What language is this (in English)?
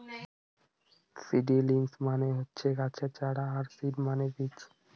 Bangla